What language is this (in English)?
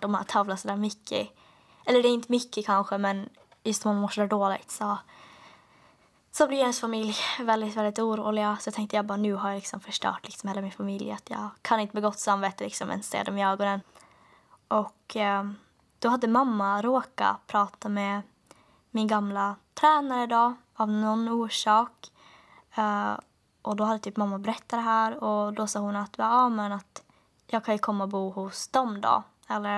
Swedish